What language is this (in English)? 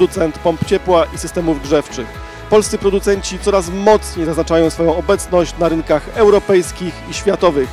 Polish